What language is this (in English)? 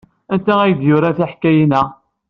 Kabyle